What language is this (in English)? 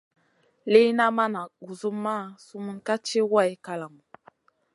Masana